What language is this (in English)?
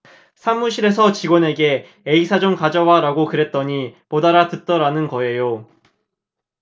Korean